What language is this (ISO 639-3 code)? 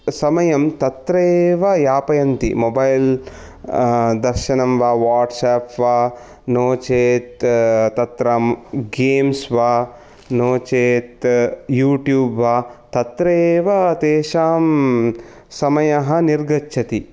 san